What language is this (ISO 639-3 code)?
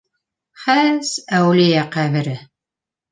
bak